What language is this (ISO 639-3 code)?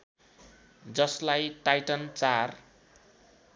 nep